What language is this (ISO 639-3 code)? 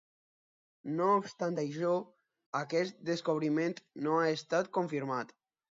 cat